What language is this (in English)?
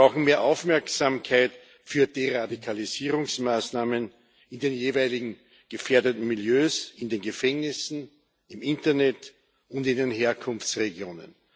German